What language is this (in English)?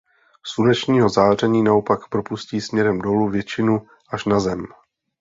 Czech